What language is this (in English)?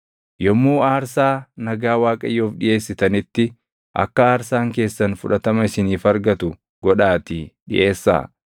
Oromo